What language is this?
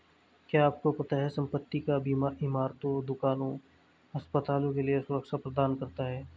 Hindi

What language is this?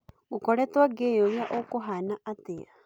Kikuyu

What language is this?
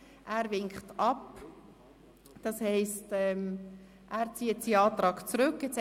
Swiss German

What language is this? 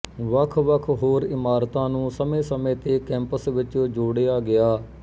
Punjabi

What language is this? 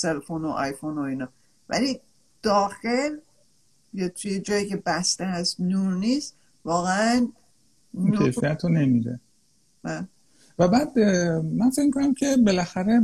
Persian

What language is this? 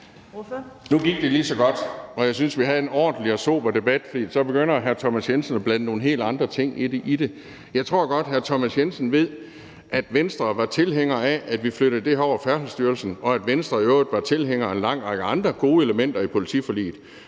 Danish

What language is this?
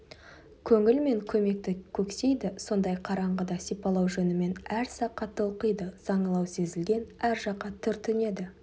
Kazakh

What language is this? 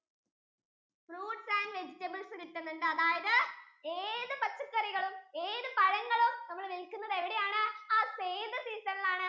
Malayalam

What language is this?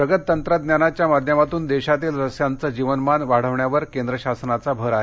Marathi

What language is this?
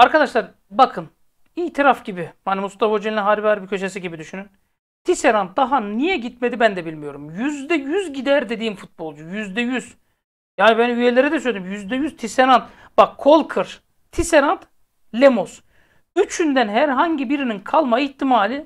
Turkish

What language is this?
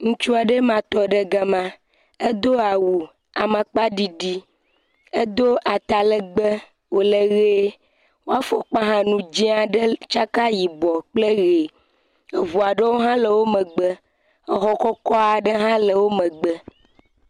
Ewe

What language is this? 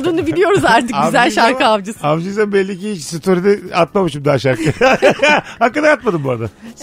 Turkish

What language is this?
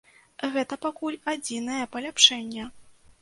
Belarusian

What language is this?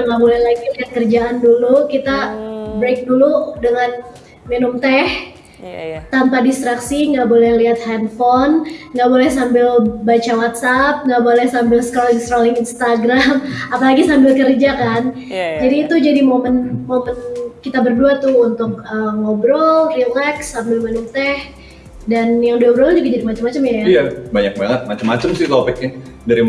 Indonesian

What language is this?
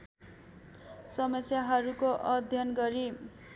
Nepali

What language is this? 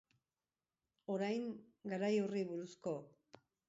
Basque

